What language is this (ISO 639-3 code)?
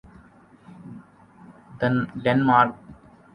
urd